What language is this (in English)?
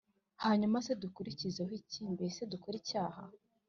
Kinyarwanda